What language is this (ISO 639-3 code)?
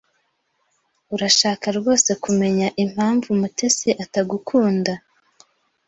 kin